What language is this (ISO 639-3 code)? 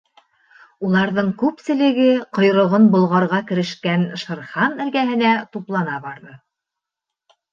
bak